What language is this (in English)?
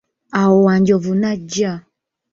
Ganda